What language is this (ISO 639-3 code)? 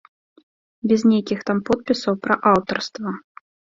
bel